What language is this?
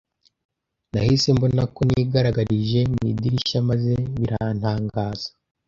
Kinyarwanda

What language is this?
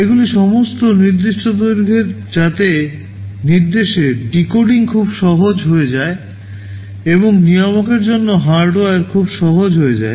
Bangla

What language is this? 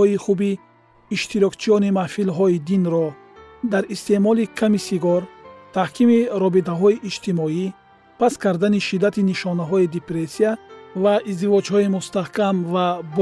Persian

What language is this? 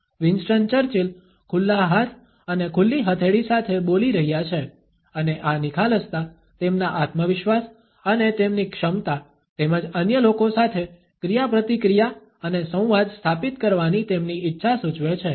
Gujarati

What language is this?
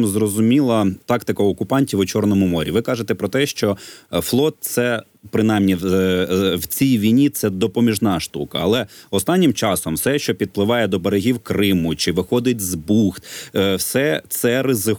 Ukrainian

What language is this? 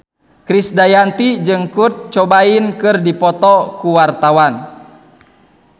Sundanese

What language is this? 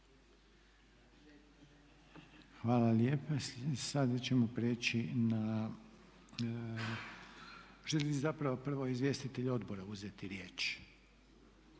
Croatian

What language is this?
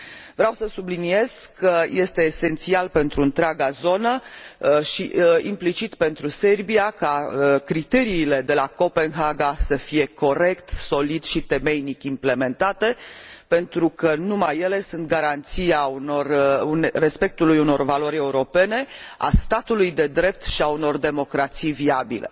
Romanian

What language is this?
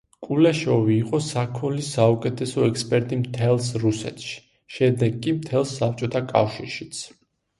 Georgian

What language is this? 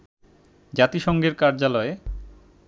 Bangla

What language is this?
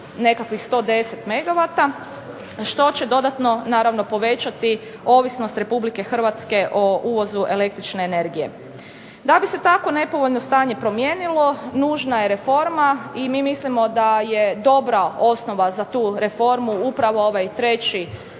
Croatian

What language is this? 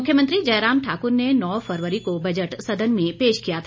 Hindi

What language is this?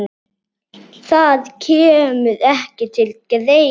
Icelandic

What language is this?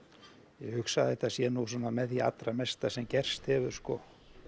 Icelandic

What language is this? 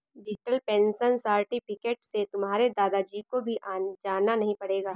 Hindi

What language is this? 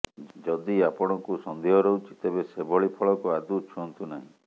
Odia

